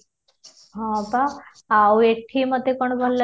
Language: Odia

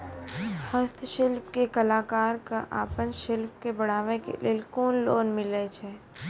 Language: Maithili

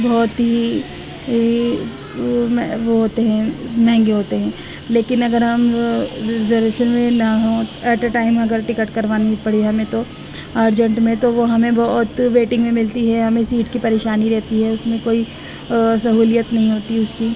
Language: Urdu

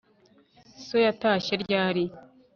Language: Kinyarwanda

